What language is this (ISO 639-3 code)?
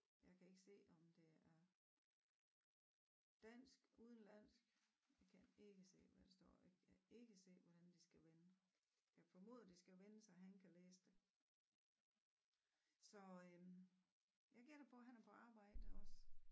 dan